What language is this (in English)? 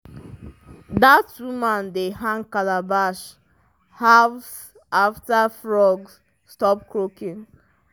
Nigerian Pidgin